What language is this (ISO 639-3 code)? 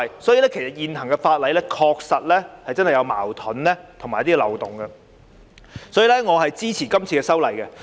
yue